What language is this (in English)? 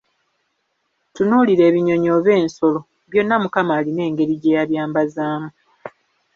Ganda